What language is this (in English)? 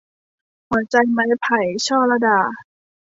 Thai